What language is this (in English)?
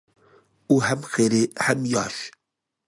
Uyghur